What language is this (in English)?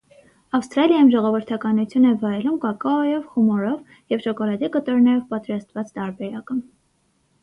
Armenian